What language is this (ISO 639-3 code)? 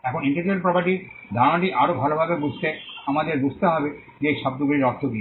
ben